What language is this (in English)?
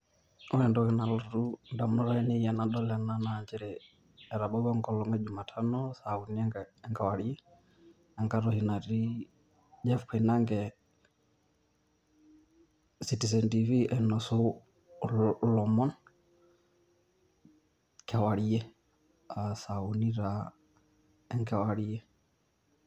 Masai